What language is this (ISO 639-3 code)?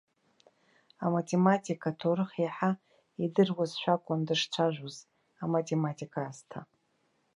abk